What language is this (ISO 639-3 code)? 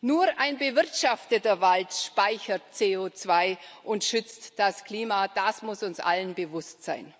deu